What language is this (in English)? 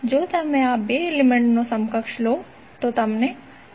Gujarati